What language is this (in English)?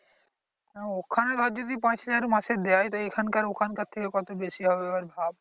Bangla